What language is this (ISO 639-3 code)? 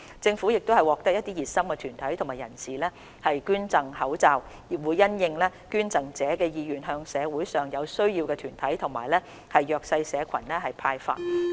yue